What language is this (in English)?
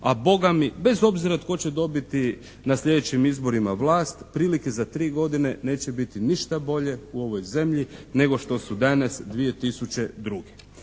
Croatian